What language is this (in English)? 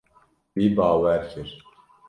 Kurdish